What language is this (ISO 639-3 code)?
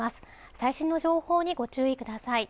jpn